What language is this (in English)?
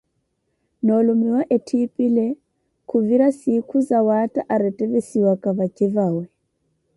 Koti